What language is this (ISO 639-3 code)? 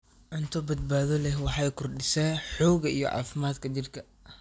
som